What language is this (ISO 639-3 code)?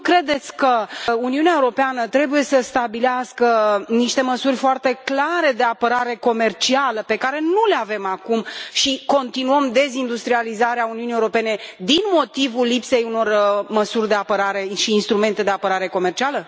ron